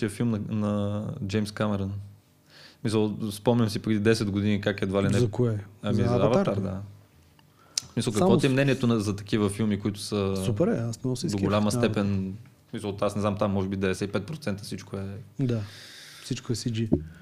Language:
Bulgarian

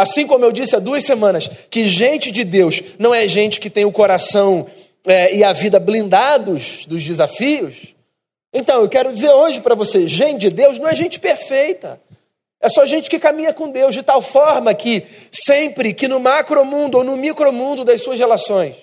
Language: Portuguese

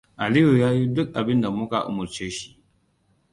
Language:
Hausa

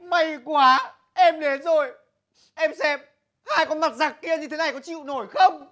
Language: Vietnamese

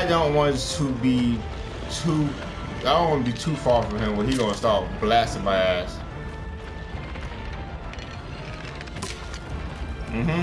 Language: English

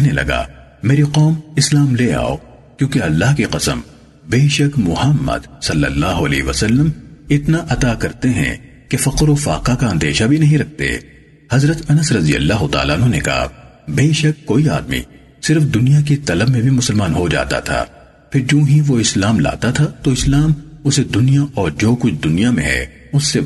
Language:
Urdu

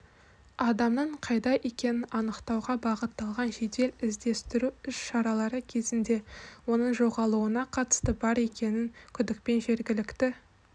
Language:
Kazakh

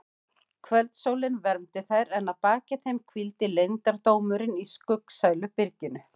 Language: Icelandic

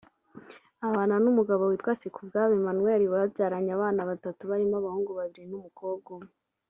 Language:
Kinyarwanda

